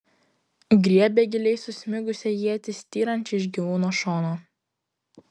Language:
Lithuanian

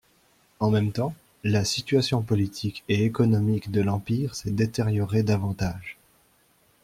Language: French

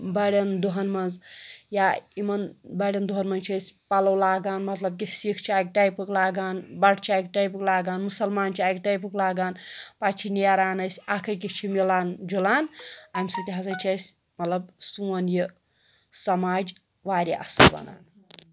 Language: Kashmiri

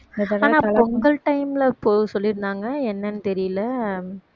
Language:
Tamil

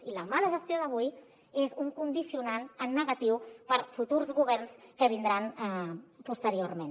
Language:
Catalan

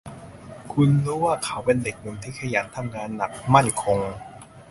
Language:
Thai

